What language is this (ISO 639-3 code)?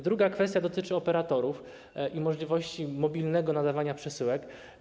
pol